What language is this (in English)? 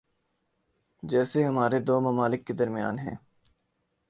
Urdu